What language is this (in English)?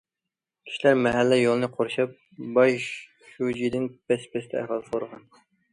Uyghur